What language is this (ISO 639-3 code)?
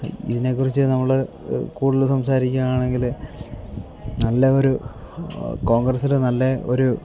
mal